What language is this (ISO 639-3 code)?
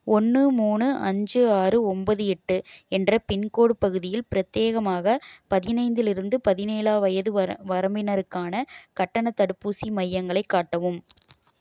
tam